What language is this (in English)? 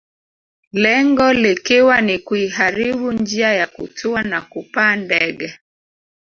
Swahili